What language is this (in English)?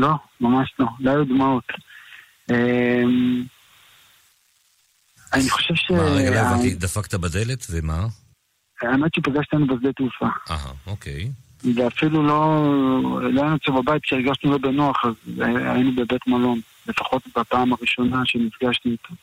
Hebrew